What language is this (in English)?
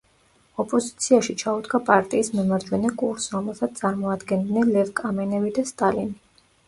Georgian